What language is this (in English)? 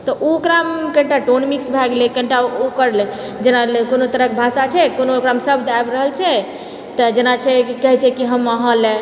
Maithili